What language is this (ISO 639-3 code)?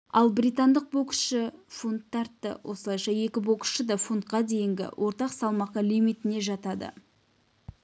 kaz